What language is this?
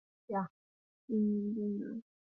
Chinese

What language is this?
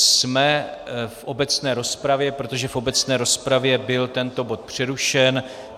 Czech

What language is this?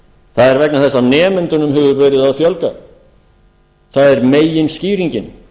Icelandic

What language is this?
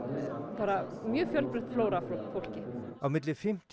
Icelandic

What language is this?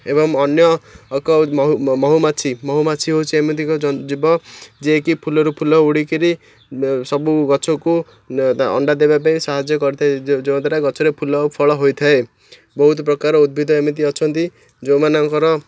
Odia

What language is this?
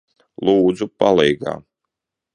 Latvian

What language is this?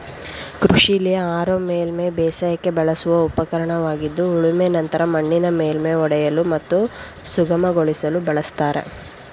Kannada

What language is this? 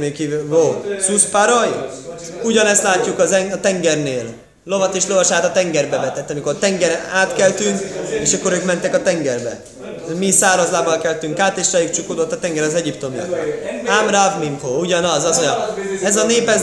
Hungarian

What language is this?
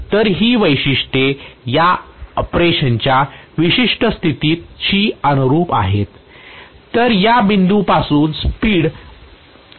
Marathi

